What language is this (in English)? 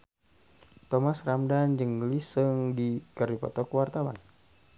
Sundanese